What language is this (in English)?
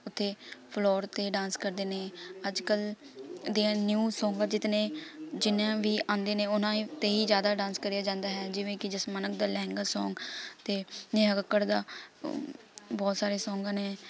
Punjabi